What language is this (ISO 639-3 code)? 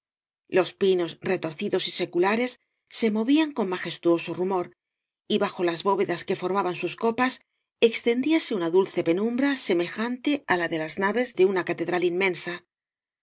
spa